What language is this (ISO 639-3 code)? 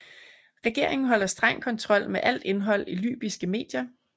dan